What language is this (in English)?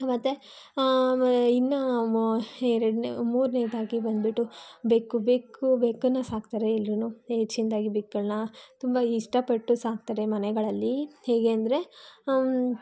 Kannada